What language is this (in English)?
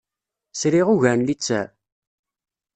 Kabyle